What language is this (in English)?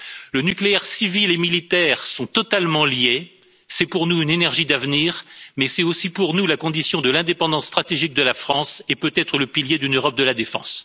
French